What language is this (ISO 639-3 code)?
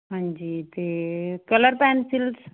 pan